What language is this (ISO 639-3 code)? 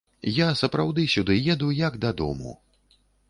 bel